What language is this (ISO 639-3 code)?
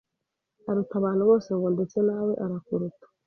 kin